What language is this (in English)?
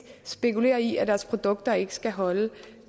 Danish